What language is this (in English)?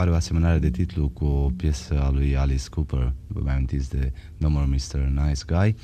Romanian